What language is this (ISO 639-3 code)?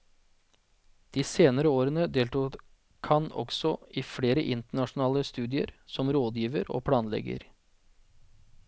nor